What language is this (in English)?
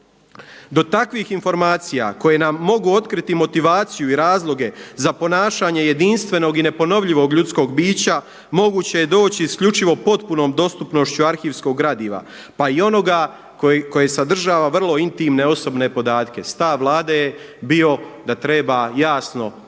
Croatian